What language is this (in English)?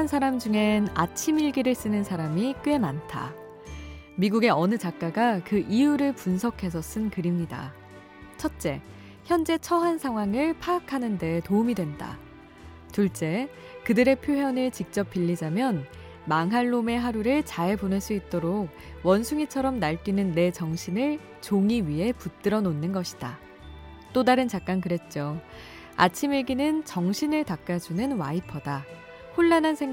Korean